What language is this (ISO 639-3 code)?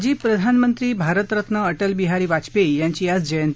mar